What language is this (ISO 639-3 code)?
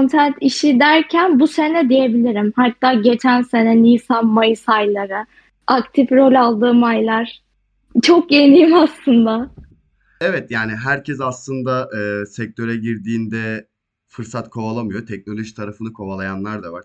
tur